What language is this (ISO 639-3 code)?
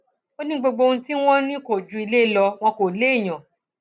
yor